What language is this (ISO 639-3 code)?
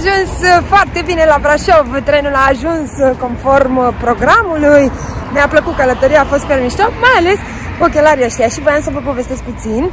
ron